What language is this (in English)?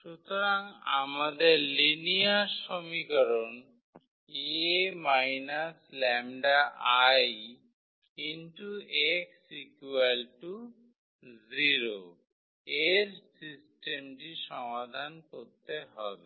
Bangla